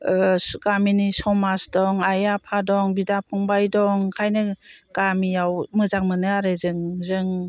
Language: Bodo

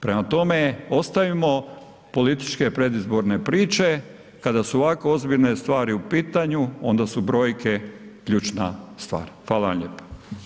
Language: Croatian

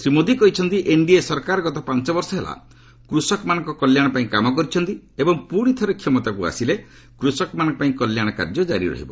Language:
Odia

